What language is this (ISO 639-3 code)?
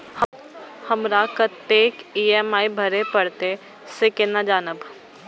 mai